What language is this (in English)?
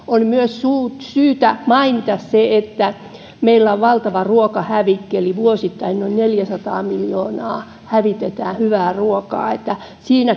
Finnish